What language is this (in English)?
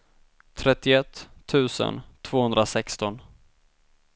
Swedish